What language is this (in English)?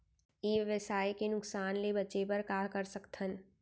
Chhattisgarhi